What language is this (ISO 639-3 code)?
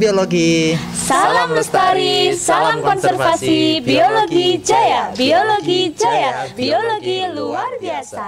ind